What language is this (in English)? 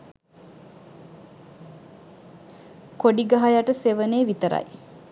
Sinhala